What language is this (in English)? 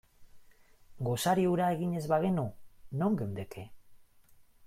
Basque